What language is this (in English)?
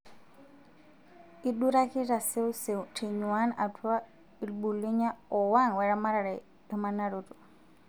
Masai